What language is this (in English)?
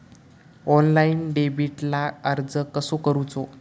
Marathi